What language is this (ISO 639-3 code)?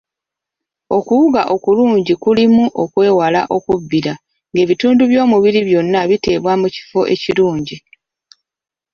lug